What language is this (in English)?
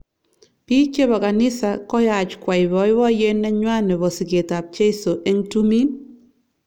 Kalenjin